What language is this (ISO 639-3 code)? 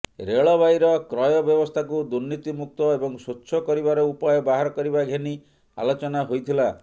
ori